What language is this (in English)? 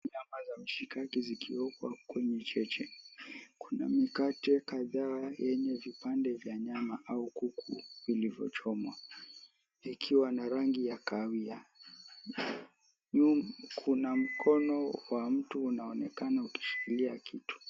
Swahili